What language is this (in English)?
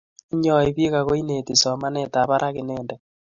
Kalenjin